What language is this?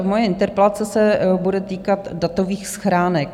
Czech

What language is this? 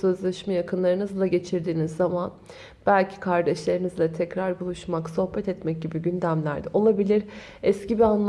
Turkish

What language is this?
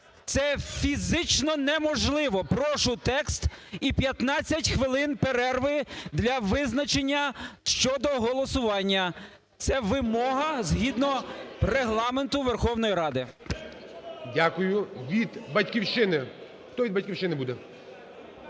Ukrainian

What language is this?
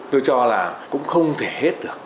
Vietnamese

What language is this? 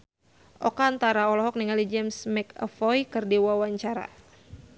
Sundanese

